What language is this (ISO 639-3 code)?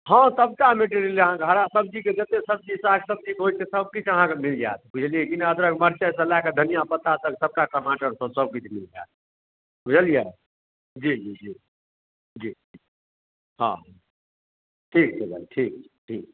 mai